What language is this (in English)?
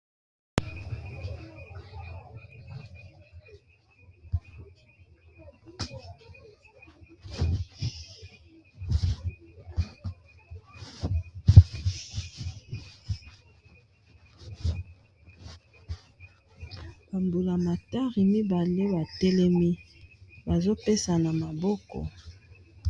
Lingala